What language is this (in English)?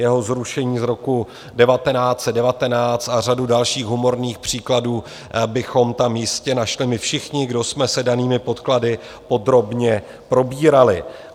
Czech